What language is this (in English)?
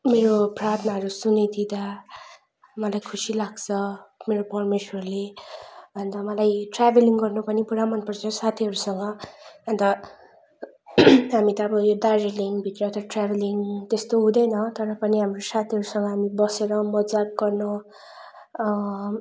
Nepali